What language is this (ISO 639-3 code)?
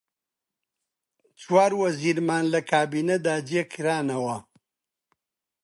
ckb